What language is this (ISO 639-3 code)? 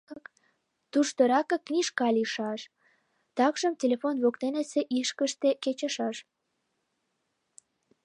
chm